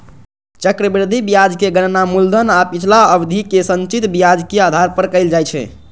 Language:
Maithili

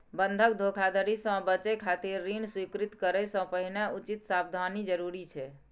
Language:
Maithili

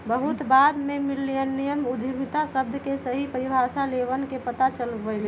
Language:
Magahi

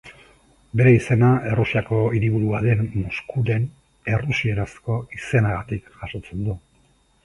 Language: Basque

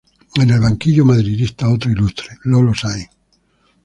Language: Spanish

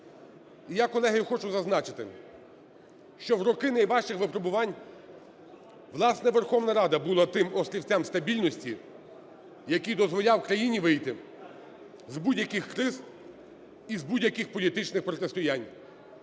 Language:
Ukrainian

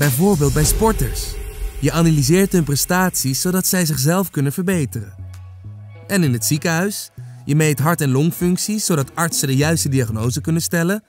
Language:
Dutch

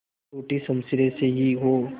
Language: Hindi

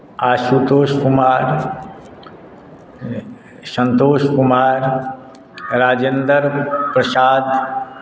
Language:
Maithili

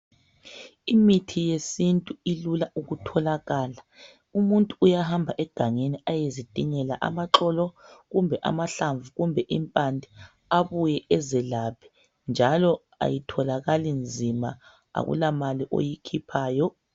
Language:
North Ndebele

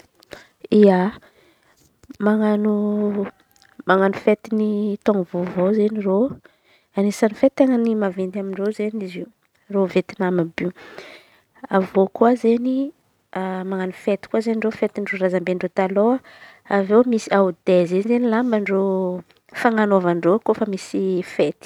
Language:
Antankarana Malagasy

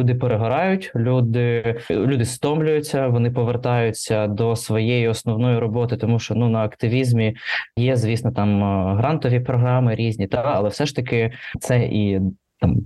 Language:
Ukrainian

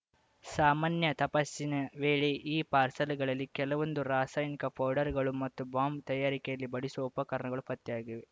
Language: Kannada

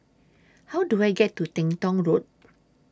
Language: English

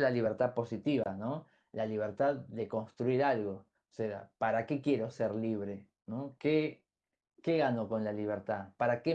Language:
Spanish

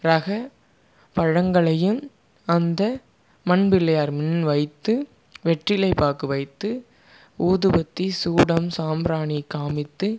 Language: Tamil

